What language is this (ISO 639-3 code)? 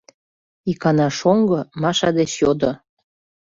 chm